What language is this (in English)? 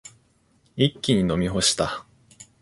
Japanese